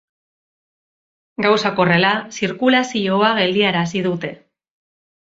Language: Basque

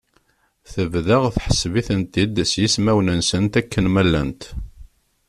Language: Kabyle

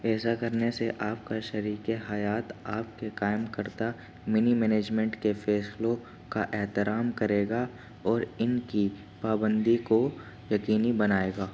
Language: Urdu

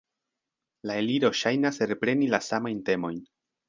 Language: Esperanto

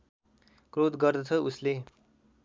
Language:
Nepali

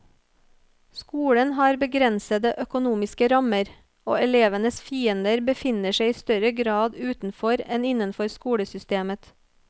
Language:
Norwegian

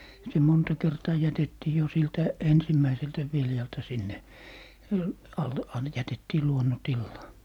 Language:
Finnish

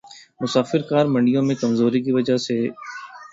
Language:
Urdu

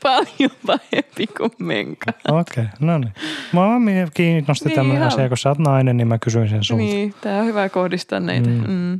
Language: Finnish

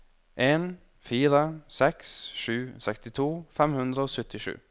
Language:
Norwegian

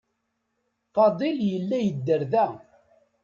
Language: Kabyle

